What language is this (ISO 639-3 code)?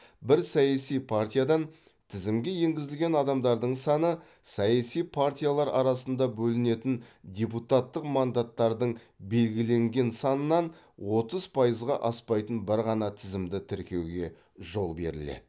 kaz